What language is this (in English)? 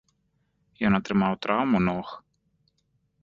Belarusian